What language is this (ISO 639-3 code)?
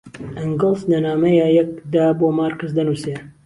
ckb